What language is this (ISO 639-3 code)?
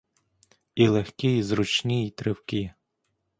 ukr